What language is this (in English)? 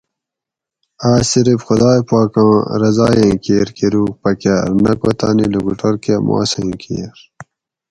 Gawri